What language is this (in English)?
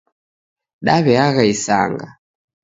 Taita